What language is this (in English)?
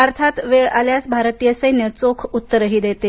Marathi